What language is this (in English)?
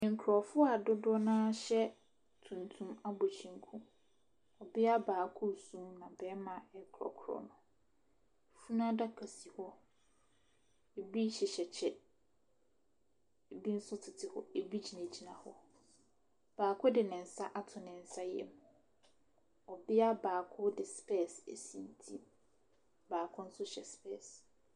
Akan